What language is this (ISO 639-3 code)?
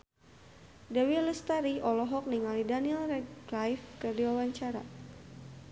sun